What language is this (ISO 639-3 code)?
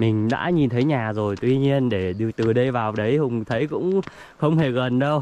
vie